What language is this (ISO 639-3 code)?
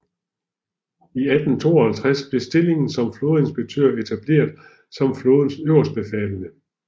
dan